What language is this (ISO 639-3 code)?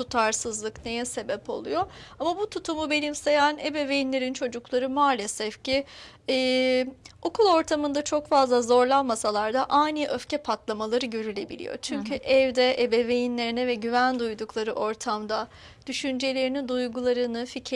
tur